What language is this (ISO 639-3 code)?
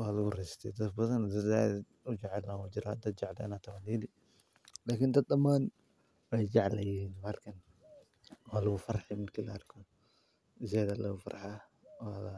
som